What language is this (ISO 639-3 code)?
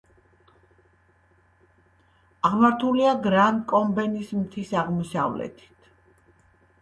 kat